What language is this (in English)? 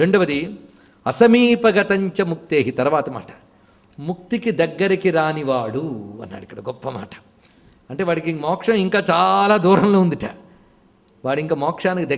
Italian